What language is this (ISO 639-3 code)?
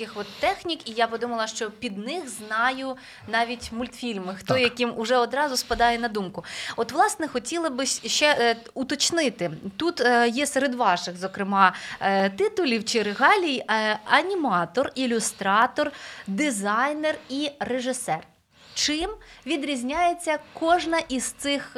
ukr